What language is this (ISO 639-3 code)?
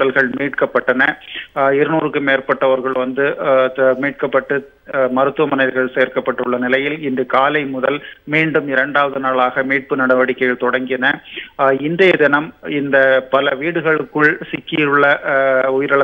tam